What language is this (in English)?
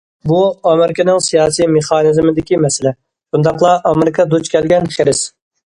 Uyghur